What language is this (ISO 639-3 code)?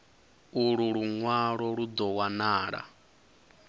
ven